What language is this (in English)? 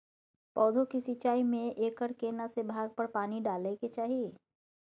Maithili